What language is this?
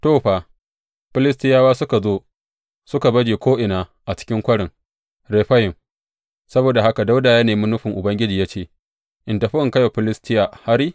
Hausa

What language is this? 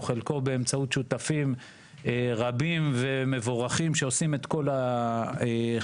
Hebrew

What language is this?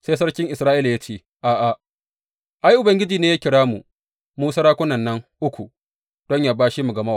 Hausa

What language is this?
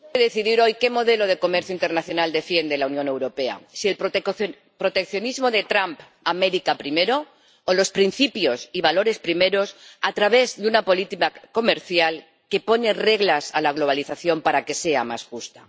Spanish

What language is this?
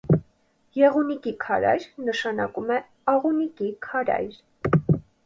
Armenian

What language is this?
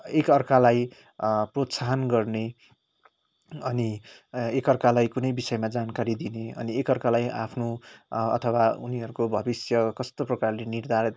Nepali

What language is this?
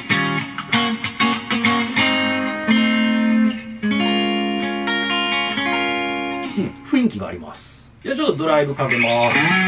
Japanese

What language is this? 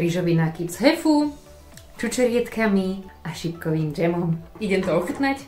Czech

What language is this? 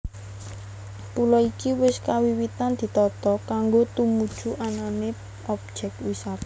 Javanese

